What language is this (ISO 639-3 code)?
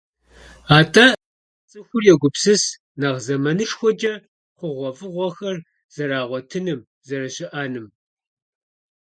kbd